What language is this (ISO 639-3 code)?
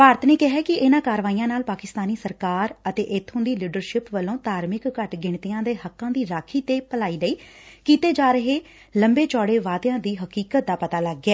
pan